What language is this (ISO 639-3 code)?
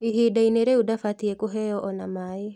kik